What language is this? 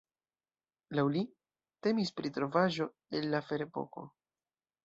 Esperanto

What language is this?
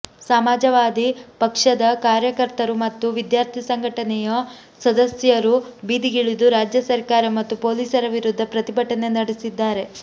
Kannada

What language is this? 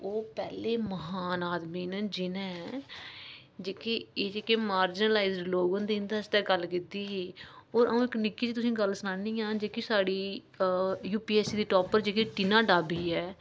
Dogri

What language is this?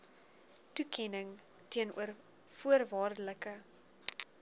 Afrikaans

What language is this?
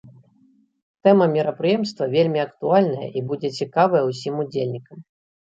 Belarusian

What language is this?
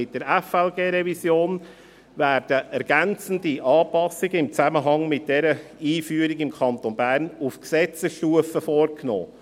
Swiss German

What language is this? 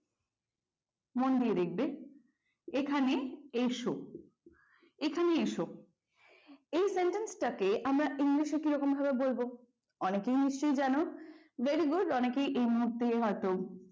Bangla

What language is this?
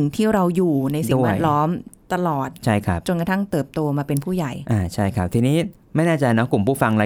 Thai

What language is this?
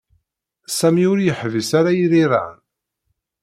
Kabyle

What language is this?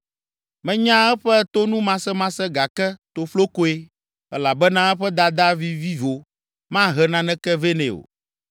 Ewe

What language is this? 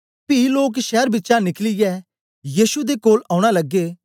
Dogri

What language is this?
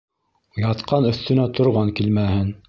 Bashkir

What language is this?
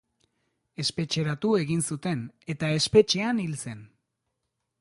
Basque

